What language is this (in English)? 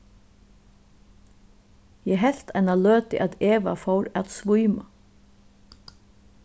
Faroese